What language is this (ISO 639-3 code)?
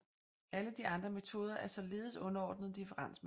dan